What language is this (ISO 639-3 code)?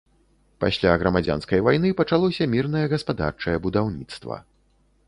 bel